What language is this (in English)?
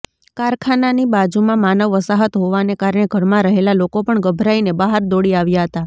Gujarati